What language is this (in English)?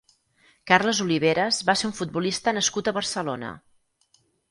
Catalan